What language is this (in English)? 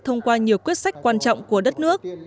Vietnamese